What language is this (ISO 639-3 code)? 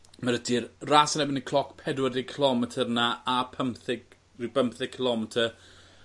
cym